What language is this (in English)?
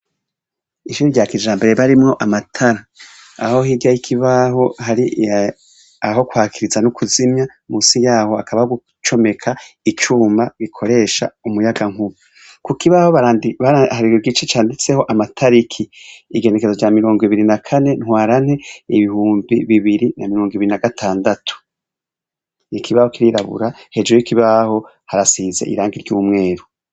Rundi